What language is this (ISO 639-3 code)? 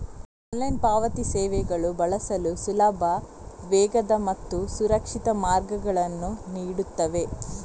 kan